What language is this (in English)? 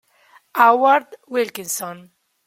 Italian